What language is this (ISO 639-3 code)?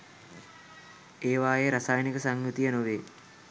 sin